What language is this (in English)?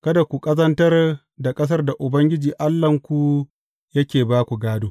Hausa